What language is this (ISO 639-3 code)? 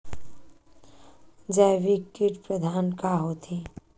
hne